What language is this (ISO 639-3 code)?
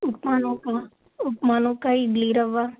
tel